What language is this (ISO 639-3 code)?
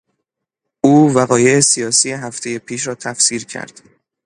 fas